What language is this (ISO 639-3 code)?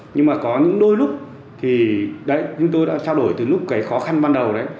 vie